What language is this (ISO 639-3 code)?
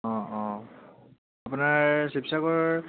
asm